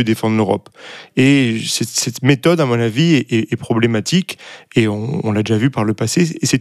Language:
French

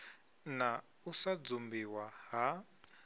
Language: Venda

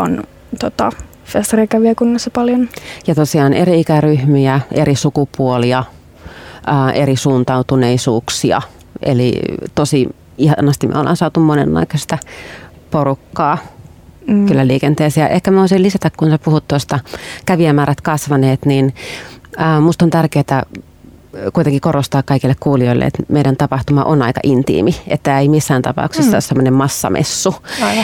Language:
Finnish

